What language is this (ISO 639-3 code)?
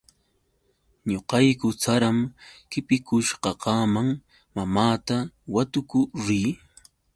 qux